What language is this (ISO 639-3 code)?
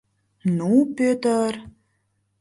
chm